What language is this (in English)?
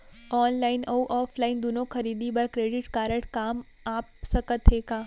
Chhattisgarhi